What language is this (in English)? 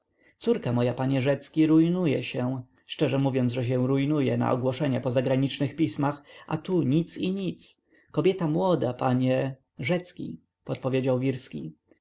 Polish